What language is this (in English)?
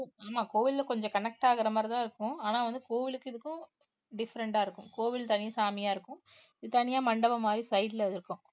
Tamil